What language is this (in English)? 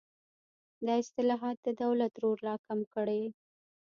Pashto